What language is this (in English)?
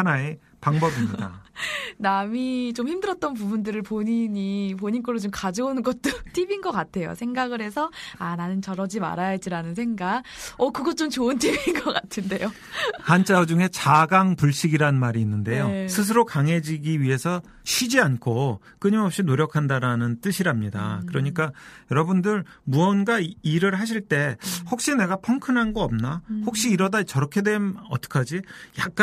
Korean